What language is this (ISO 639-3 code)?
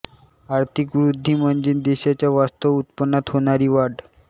mar